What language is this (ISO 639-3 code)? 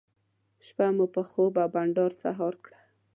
pus